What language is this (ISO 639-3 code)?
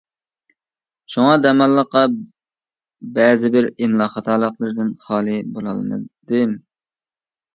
uig